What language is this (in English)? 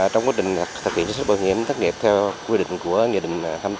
Vietnamese